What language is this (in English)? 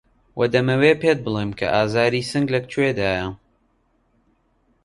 Central Kurdish